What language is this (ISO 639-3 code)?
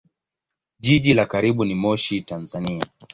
swa